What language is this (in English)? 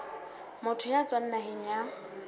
Southern Sotho